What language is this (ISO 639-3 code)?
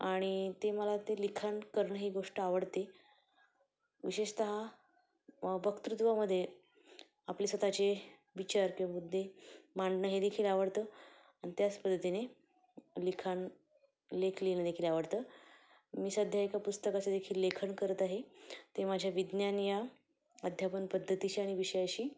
mar